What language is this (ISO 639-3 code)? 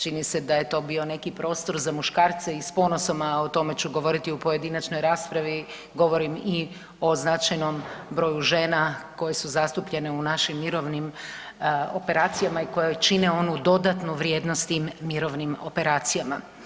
hrv